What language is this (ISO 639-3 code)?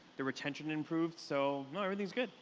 eng